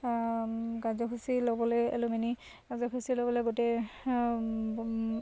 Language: Assamese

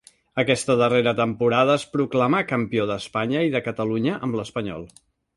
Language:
Catalan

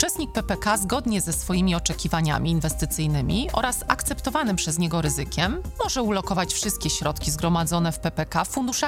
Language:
Polish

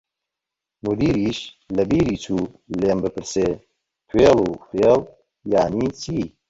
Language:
Central Kurdish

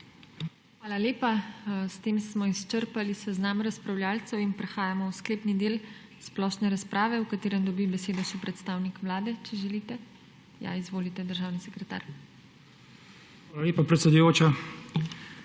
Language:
Slovenian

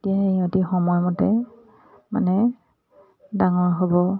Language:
Assamese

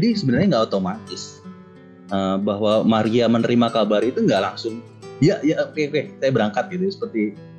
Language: Indonesian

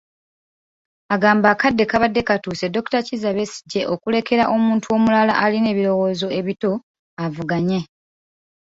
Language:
Ganda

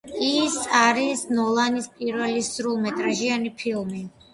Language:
Georgian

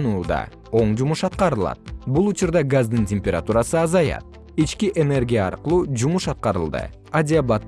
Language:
Kyrgyz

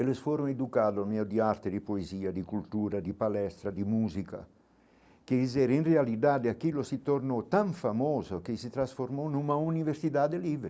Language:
Portuguese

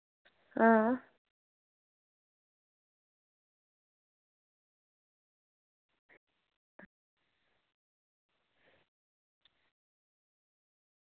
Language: Dogri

